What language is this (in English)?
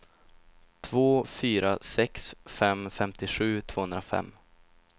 Swedish